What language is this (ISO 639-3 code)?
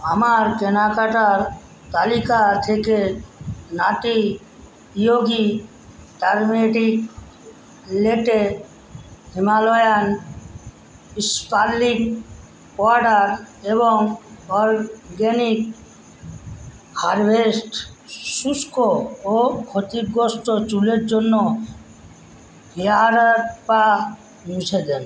ben